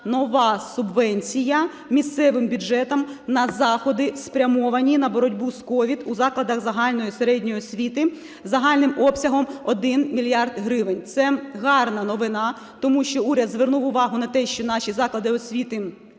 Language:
Ukrainian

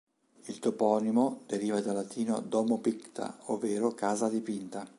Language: Italian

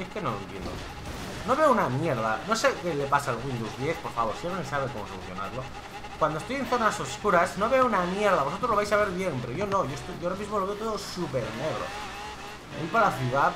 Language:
Spanish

